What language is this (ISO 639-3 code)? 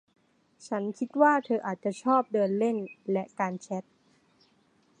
tha